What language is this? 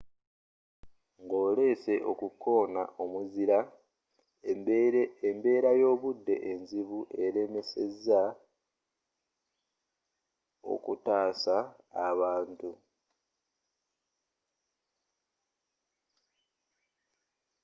Ganda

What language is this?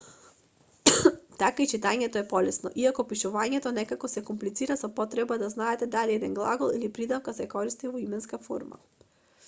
Macedonian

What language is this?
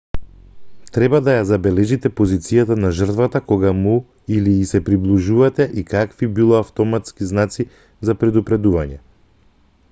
Macedonian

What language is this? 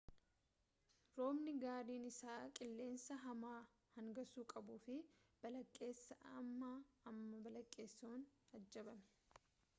Oromo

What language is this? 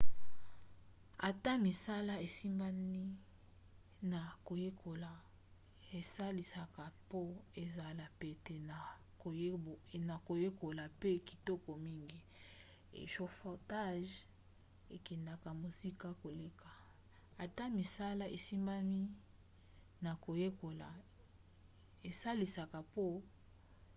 Lingala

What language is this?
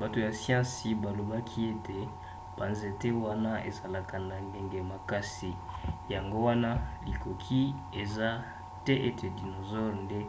Lingala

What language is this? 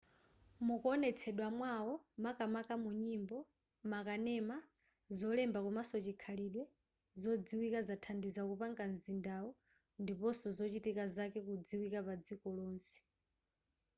Nyanja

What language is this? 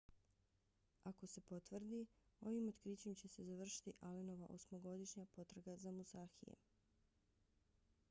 Bosnian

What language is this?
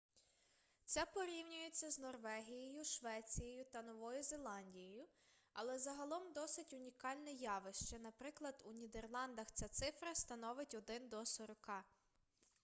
Ukrainian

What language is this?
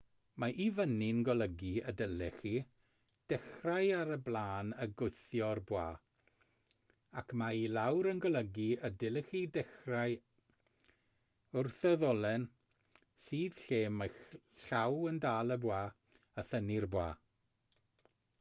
Welsh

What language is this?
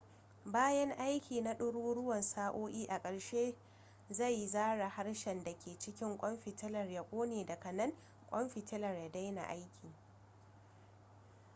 Hausa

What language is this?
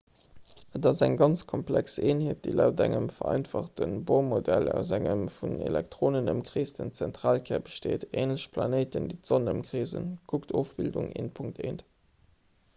Luxembourgish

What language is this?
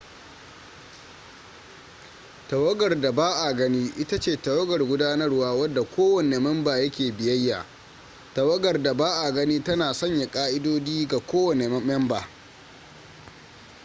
Hausa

